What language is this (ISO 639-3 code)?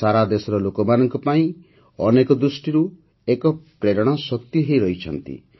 ori